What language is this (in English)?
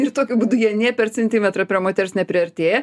Lithuanian